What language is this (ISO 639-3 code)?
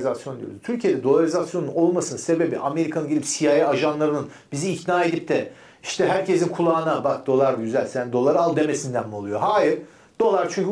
tur